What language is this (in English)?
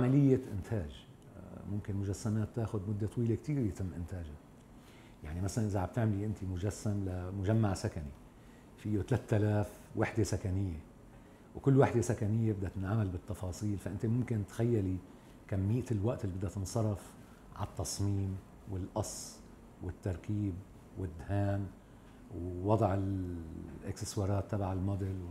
Arabic